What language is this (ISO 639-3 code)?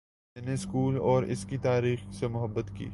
urd